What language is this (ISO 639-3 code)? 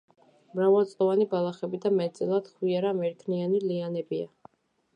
kat